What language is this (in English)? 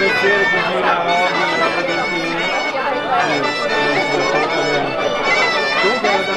Italian